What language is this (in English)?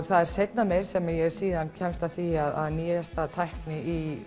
Icelandic